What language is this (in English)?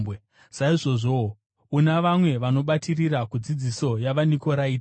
Shona